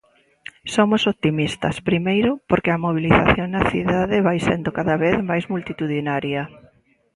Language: Galician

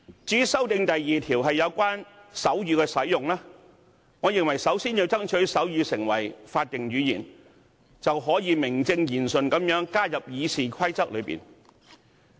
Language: Cantonese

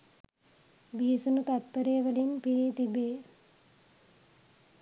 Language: Sinhala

